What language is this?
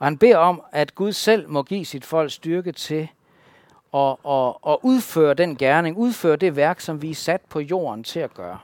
Danish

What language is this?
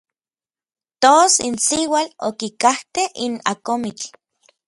Orizaba Nahuatl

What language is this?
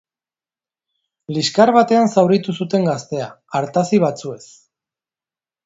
Basque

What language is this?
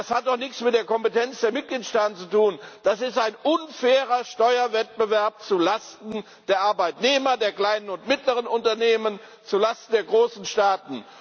German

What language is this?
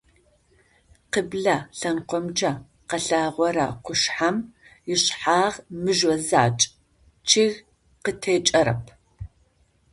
Adyghe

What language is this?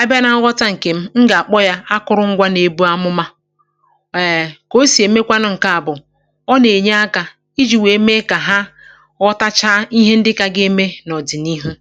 Igbo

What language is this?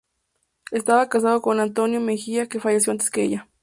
Spanish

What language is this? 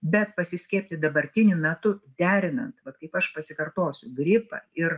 Lithuanian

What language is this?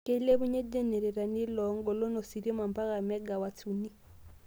Masai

